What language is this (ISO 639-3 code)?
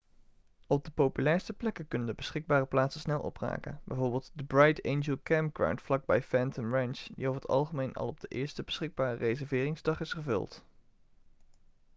nld